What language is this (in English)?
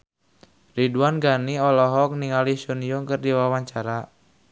Sundanese